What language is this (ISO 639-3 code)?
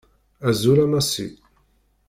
kab